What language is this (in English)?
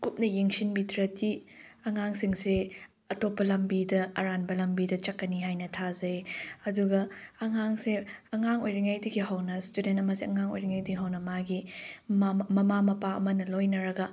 Manipuri